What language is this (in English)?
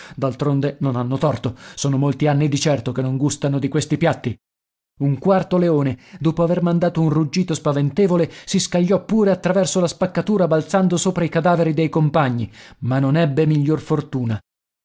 Italian